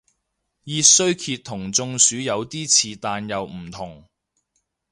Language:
Cantonese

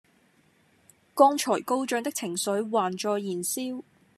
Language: Cantonese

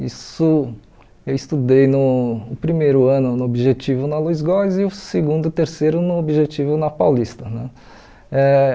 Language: Portuguese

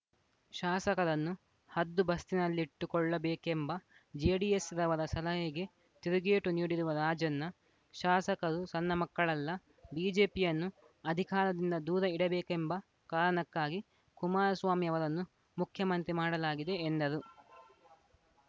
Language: Kannada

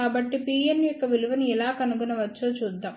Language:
Telugu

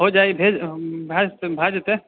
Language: Maithili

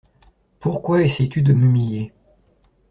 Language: French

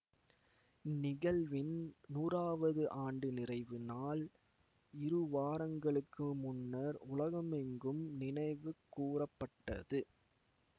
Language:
Tamil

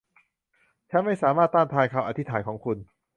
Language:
Thai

